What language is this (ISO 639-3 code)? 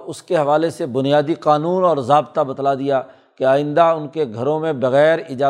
urd